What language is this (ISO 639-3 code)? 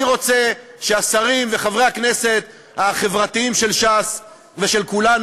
heb